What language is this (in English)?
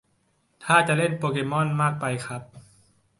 Thai